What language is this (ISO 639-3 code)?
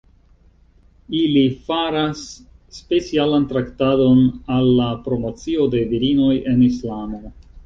epo